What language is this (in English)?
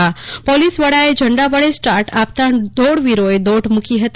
Gujarati